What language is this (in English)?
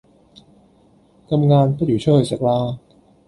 Cantonese